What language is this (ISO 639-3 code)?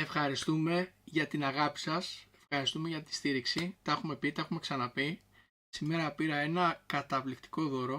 ell